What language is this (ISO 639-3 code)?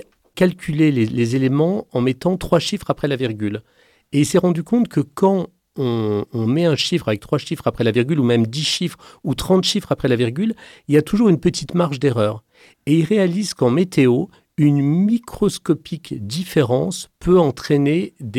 fra